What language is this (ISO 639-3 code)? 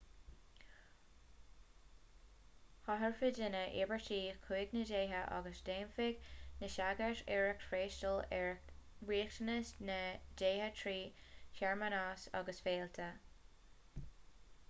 gle